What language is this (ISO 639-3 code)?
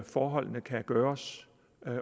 dan